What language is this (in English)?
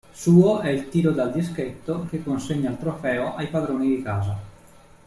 Italian